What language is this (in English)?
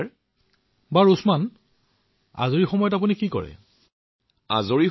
Assamese